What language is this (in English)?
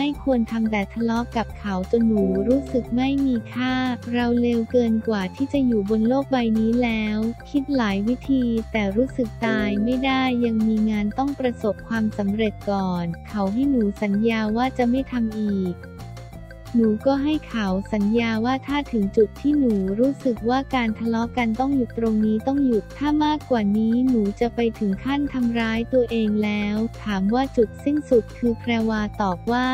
Thai